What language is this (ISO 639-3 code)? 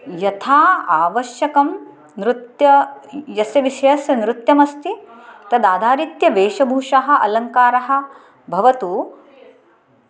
san